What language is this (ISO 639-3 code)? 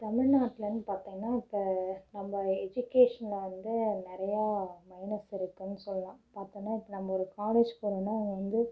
tam